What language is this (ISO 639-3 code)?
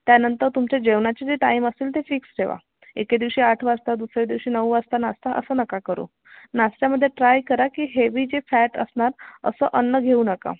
mar